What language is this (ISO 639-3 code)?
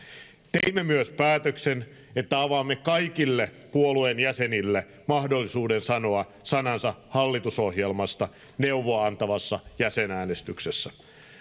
fin